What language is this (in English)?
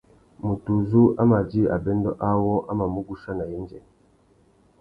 Tuki